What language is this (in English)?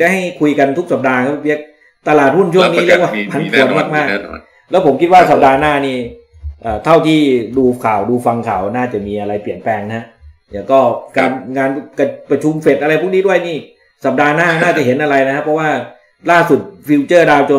Thai